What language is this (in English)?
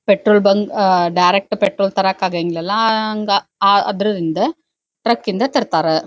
Kannada